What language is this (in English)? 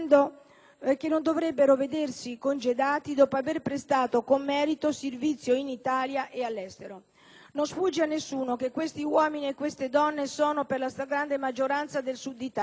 Italian